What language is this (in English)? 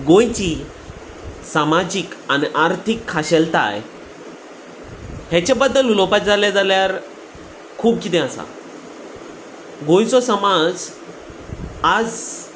Konkani